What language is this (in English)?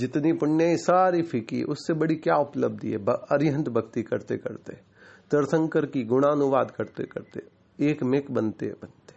Hindi